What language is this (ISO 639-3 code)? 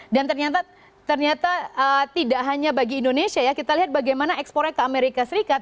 ind